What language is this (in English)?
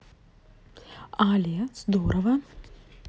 Russian